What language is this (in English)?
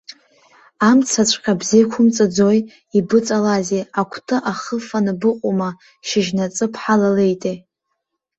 Abkhazian